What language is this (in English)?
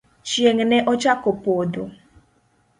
Luo (Kenya and Tanzania)